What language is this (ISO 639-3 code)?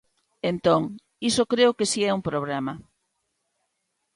glg